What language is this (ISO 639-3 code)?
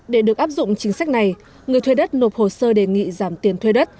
vie